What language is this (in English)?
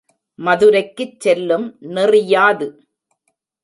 Tamil